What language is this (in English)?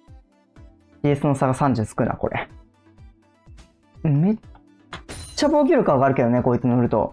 Japanese